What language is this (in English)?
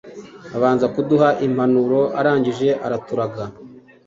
Kinyarwanda